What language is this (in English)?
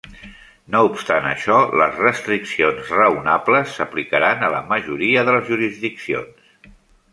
Catalan